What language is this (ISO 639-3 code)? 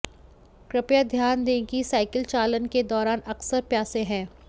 hin